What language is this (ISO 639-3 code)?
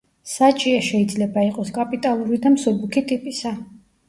kat